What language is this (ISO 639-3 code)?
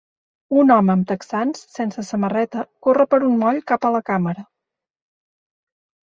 cat